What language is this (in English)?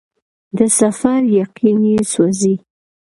Pashto